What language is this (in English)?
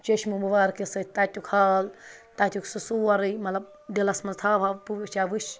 Kashmiri